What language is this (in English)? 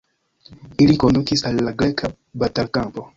Esperanto